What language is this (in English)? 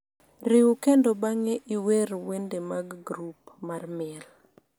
Luo (Kenya and Tanzania)